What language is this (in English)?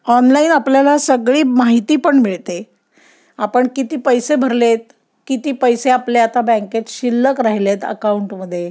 Marathi